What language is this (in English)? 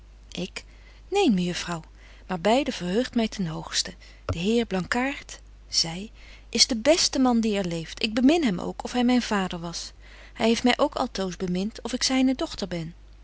Dutch